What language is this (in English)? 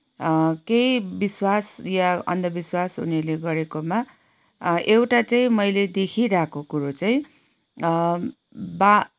Nepali